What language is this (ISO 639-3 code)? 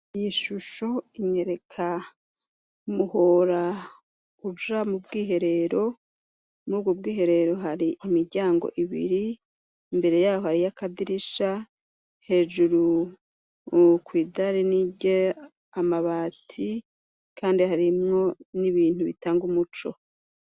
run